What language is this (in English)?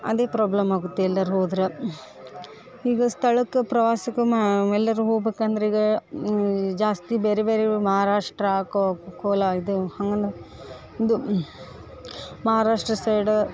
Kannada